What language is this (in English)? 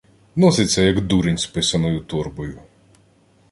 Ukrainian